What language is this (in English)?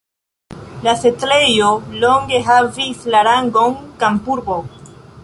Esperanto